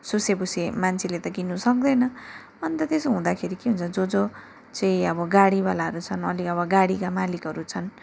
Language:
Nepali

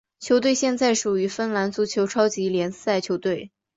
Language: Chinese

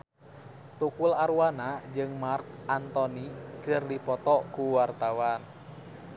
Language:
Sundanese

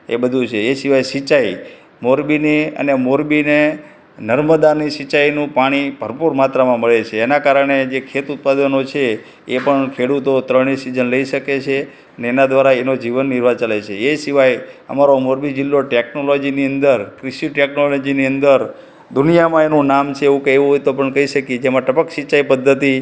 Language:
Gujarati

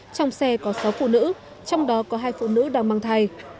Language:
Vietnamese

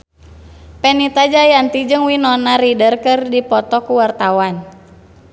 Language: Sundanese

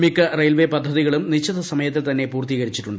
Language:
Malayalam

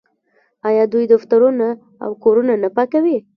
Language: Pashto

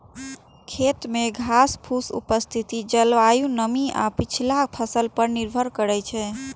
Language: Maithili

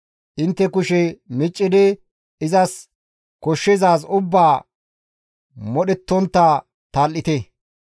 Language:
Gamo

